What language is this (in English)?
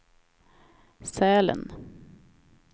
Swedish